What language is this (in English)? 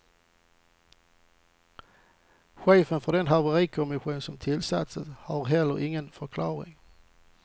Swedish